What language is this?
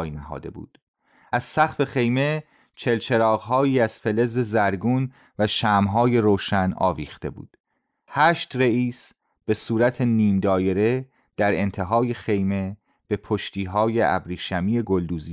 Persian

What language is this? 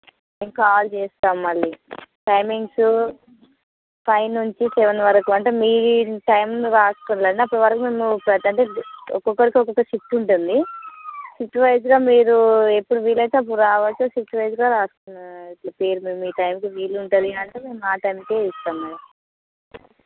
Telugu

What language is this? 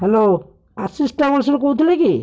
Odia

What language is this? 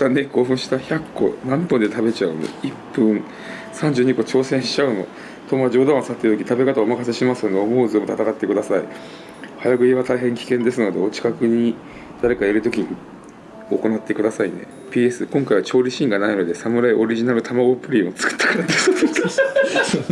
Japanese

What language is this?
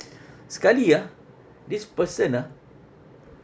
English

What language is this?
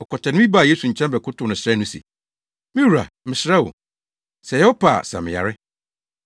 Akan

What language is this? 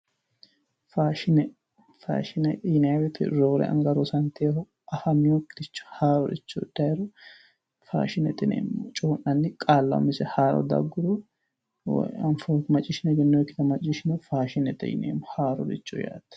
Sidamo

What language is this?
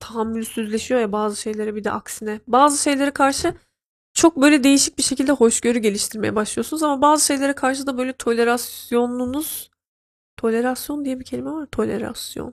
Turkish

